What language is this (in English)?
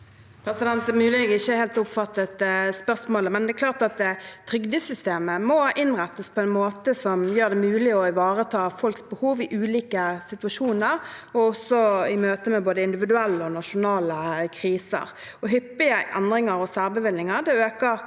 Norwegian